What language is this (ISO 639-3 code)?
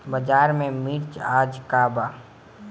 bho